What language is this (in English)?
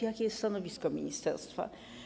Polish